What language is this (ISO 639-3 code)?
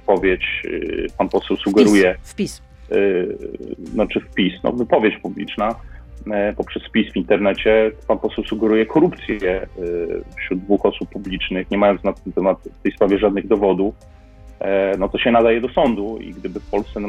pol